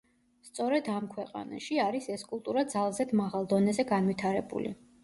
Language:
Georgian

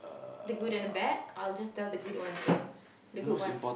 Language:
English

